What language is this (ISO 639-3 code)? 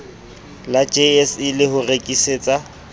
sot